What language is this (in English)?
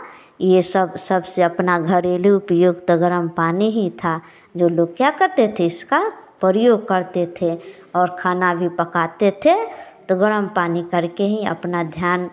Hindi